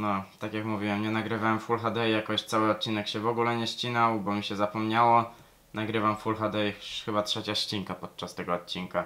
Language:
Polish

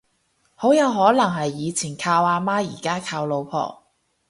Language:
Cantonese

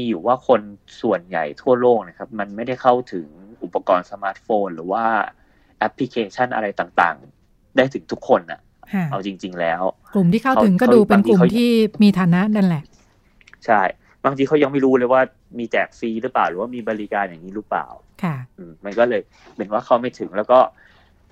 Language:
Thai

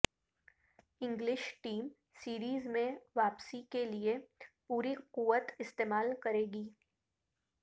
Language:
Urdu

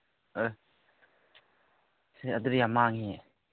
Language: Manipuri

